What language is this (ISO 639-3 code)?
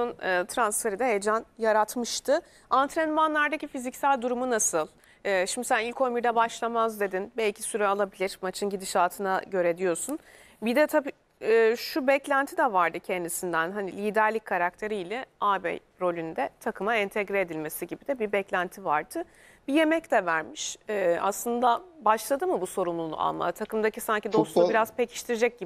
tur